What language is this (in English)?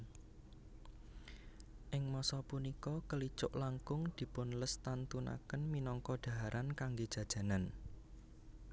Javanese